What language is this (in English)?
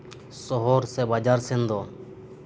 Santali